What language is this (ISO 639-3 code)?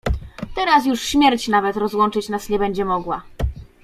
pol